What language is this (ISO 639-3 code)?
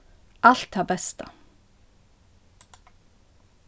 fao